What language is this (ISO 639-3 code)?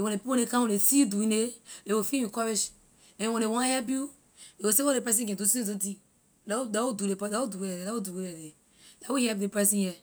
lir